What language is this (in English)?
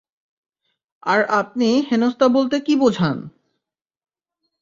Bangla